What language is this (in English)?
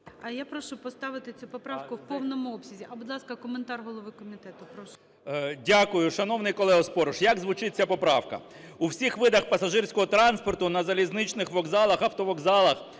Ukrainian